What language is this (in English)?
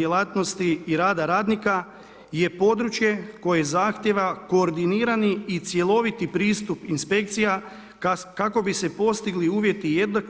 Croatian